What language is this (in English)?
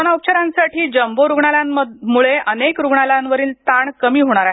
Marathi